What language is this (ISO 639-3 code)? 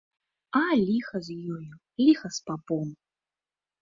bel